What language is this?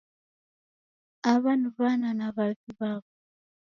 Taita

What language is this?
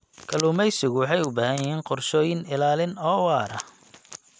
Somali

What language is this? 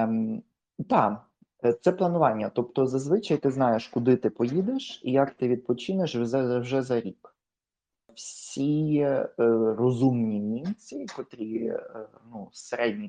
Ukrainian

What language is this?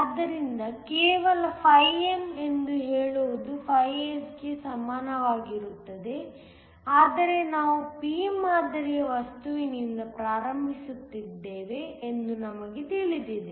Kannada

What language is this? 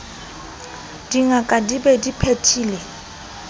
Southern Sotho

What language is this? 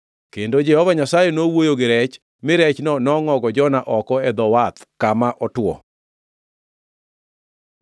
Luo (Kenya and Tanzania)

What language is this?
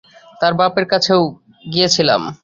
Bangla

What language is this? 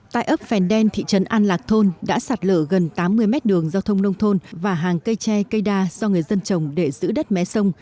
Vietnamese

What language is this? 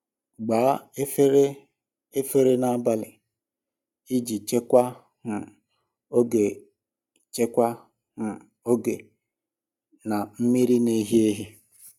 Igbo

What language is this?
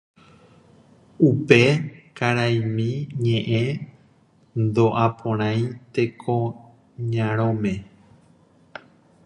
Guarani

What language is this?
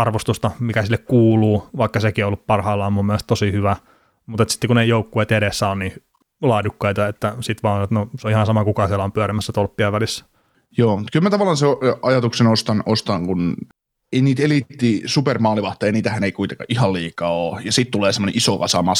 Finnish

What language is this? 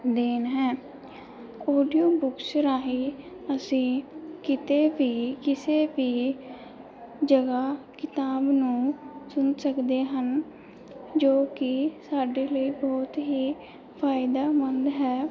Punjabi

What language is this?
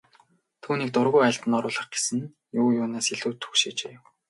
Mongolian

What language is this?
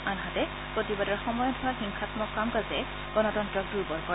Assamese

